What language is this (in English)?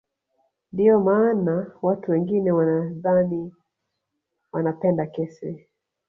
Swahili